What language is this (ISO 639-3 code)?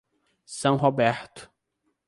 por